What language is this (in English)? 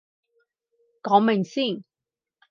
Cantonese